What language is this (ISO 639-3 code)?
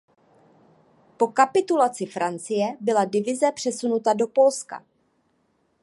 ces